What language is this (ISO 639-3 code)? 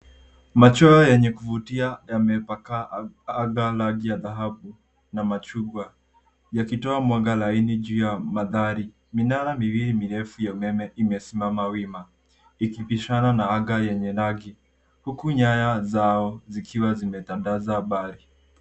swa